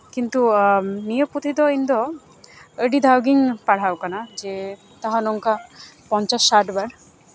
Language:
Santali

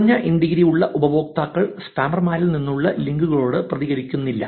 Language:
Malayalam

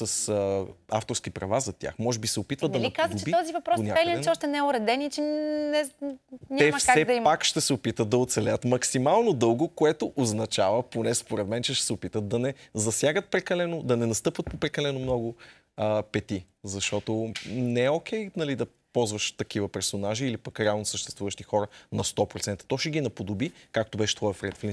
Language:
Bulgarian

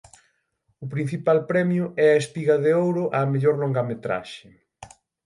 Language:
Galician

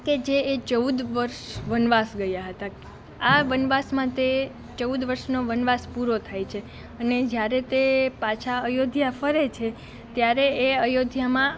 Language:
Gujarati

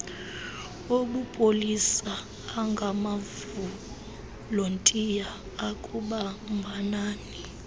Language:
Xhosa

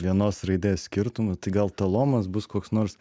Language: Lithuanian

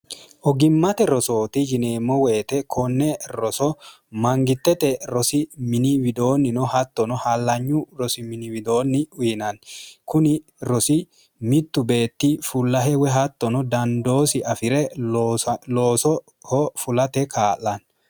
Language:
Sidamo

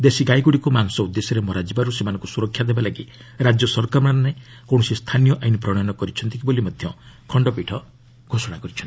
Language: Odia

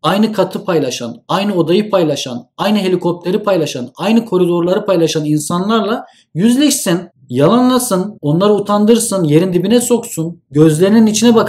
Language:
Turkish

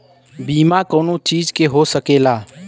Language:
Bhojpuri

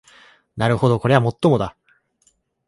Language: Japanese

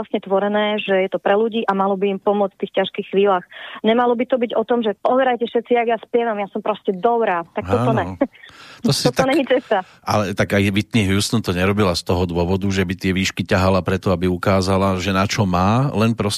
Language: Slovak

